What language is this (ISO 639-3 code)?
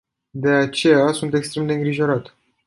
ron